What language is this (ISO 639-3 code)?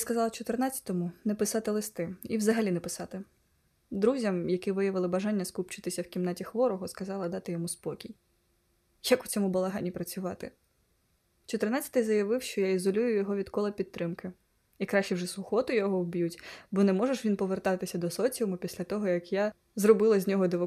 ukr